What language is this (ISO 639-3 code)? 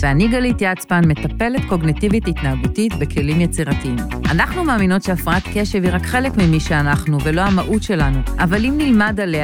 heb